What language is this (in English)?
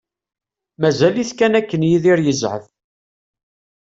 Kabyle